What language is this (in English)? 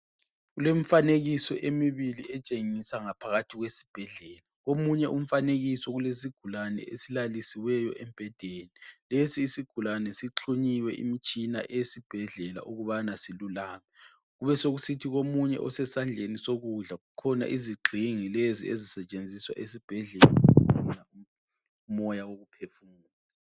North Ndebele